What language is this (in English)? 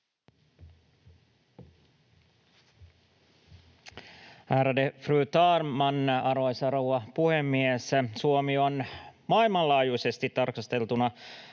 Finnish